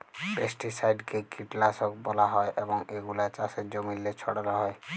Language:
Bangla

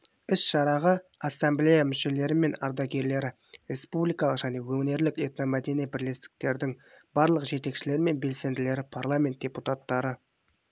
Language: Kazakh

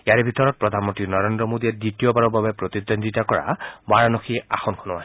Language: Assamese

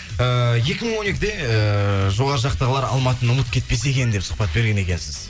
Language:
Kazakh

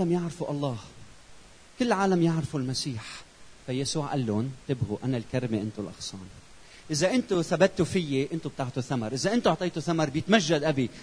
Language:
Arabic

